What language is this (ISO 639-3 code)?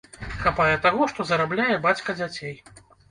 bel